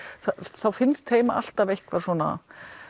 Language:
Icelandic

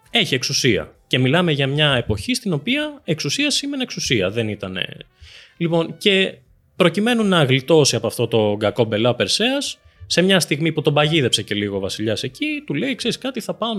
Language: Greek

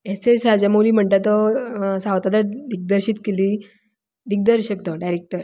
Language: Konkani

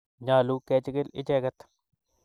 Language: Kalenjin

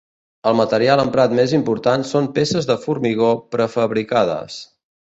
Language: Catalan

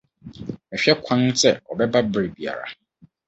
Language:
Akan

